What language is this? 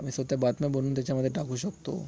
Marathi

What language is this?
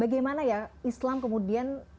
Indonesian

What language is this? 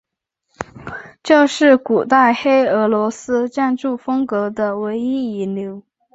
Chinese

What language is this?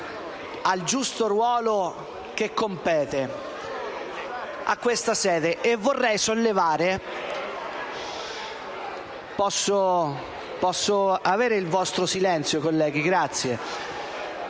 Italian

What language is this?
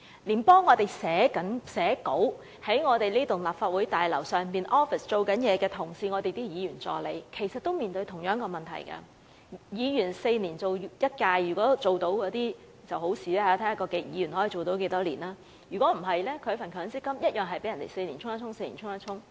Cantonese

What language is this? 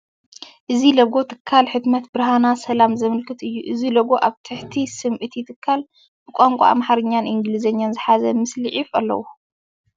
Tigrinya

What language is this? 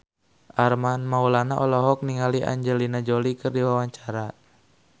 Sundanese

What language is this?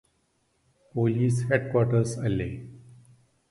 Malayalam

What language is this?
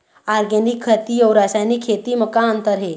Chhattisgarhi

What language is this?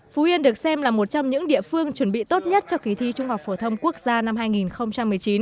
Vietnamese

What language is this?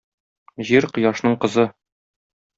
Tatar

